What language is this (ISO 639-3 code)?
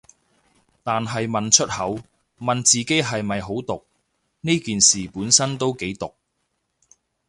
yue